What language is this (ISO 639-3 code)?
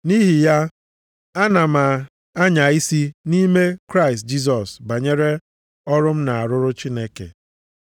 ibo